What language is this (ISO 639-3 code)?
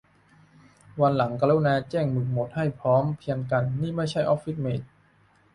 tha